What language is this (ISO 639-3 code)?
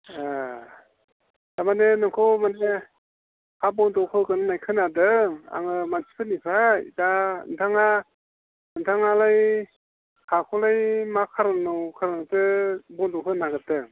brx